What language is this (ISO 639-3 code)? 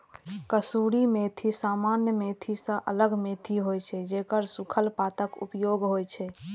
mai